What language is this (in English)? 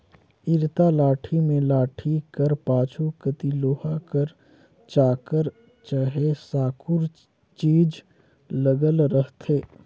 Chhattisgarhi